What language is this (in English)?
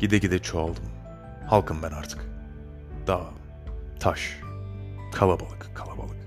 Turkish